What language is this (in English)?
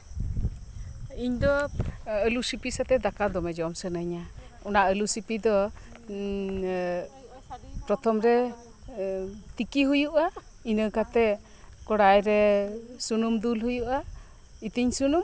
Santali